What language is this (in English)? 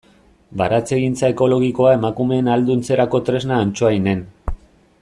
Basque